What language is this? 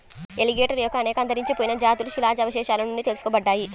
Telugu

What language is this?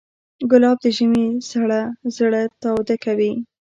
Pashto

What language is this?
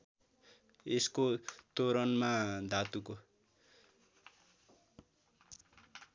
Nepali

